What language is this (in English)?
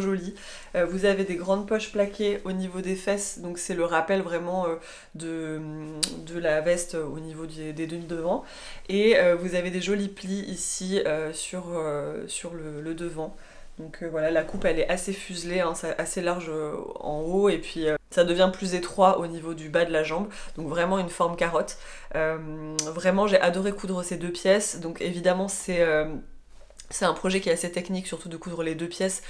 French